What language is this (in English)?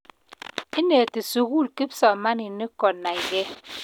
Kalenjin